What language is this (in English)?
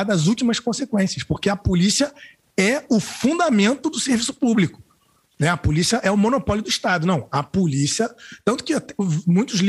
Portuguese